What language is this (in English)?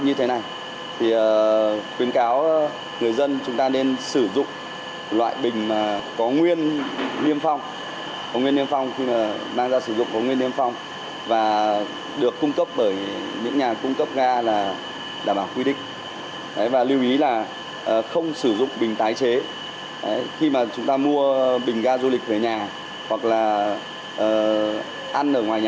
Vietnamese